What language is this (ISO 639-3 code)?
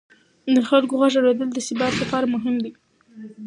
pus